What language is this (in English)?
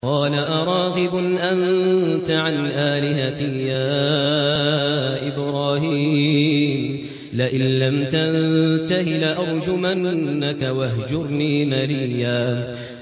Arabic